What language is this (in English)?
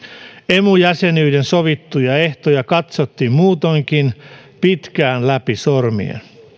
Finnish